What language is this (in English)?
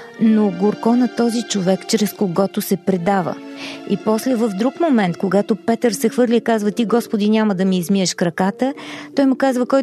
Bulgarian